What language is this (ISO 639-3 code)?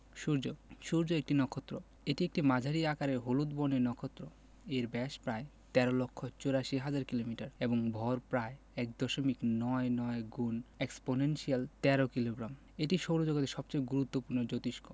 ben